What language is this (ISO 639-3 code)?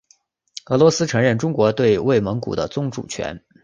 zho